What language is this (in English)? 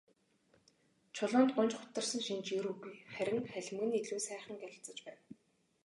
Mongolian